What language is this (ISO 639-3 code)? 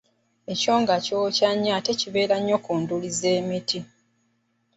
lug